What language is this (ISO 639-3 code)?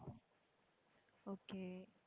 tam